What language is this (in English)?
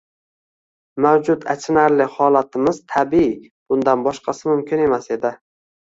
Uzbek